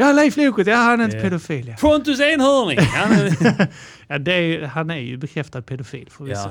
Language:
Swedish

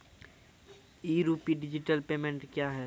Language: Maithili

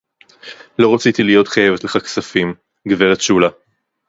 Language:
Hebrew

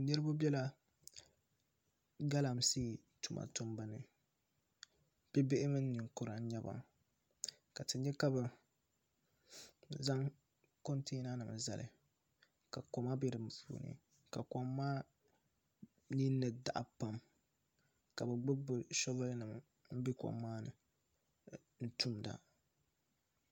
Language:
Dagbani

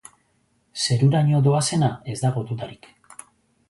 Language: Basque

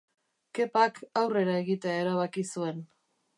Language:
Basque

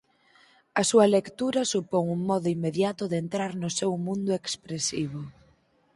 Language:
Galician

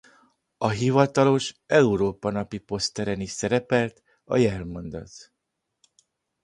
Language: Hungarian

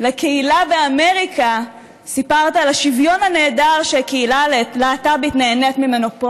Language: Hebrew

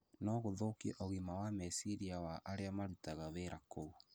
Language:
Kikuyu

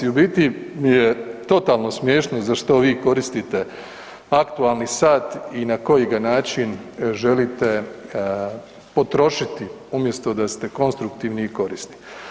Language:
Croatian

